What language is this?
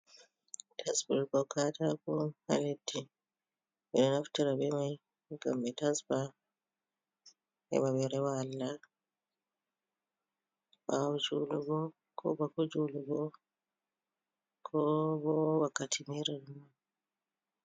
Fula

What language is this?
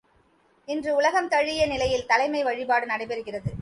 Tamil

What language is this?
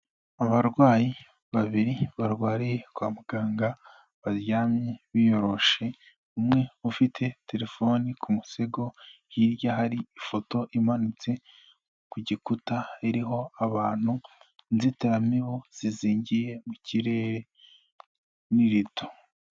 Kinyarwanda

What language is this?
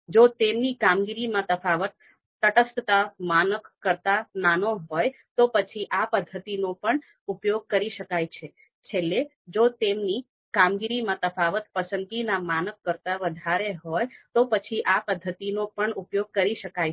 Gujarati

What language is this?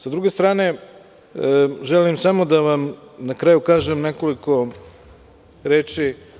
Serbian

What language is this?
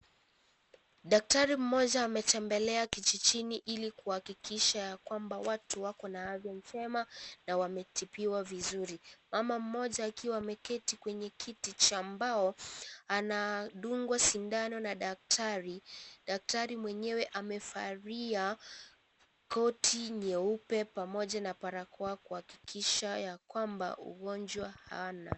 Swahili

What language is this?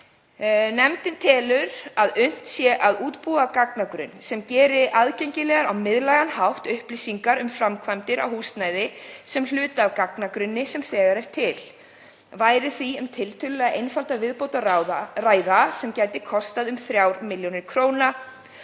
Icelandic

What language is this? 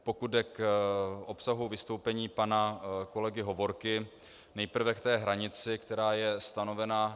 Czech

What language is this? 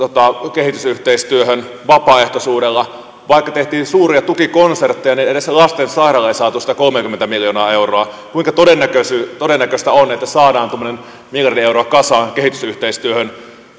Finnish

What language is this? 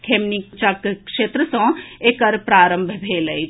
Maithili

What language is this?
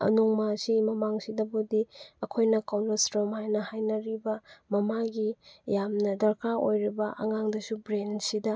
Manipuri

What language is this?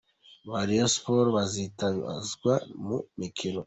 Kinyarwanda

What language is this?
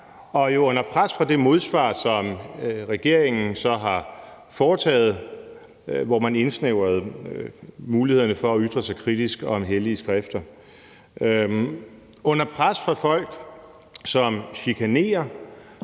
Danish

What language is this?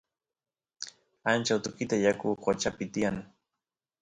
Santiago del Estero Quichua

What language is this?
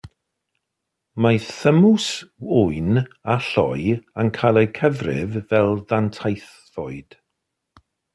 Welsh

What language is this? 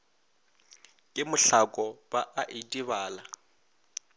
Northern Sotho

